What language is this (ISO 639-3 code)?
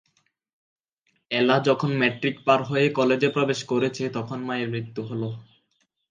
ben